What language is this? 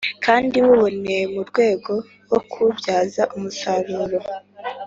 Kinyarwanda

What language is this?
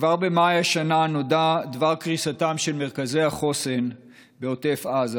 Hebrew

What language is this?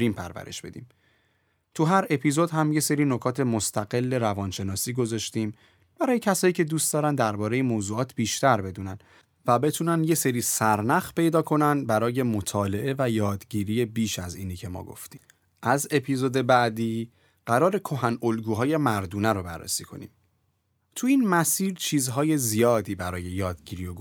Persian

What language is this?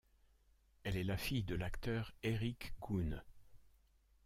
French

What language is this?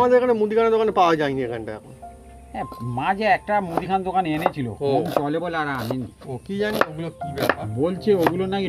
Bangla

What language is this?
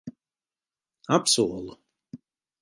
Latvian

